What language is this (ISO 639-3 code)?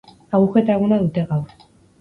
eus